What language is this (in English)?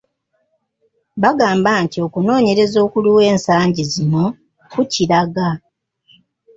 Ganda